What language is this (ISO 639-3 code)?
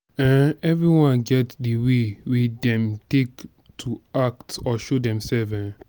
pcm